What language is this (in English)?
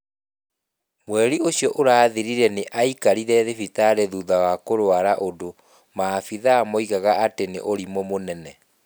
Kikuyu